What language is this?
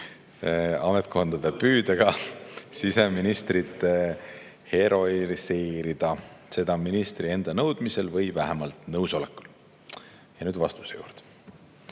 Estonian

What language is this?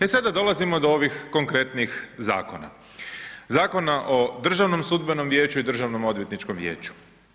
Croatian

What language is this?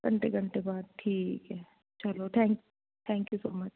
Punjabi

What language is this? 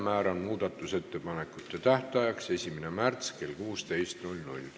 Estonian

